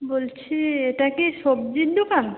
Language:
Bangla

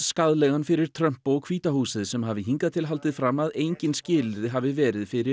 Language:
Icelandic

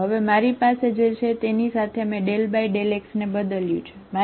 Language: Gujarati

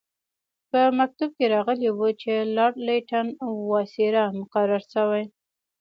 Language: Pashto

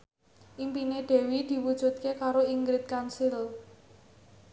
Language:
Javanese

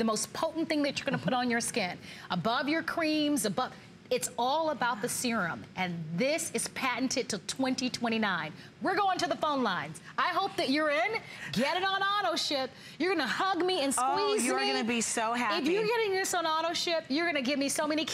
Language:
English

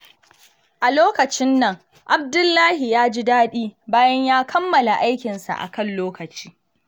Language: Hausa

